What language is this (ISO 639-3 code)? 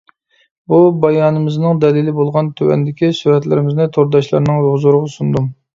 uig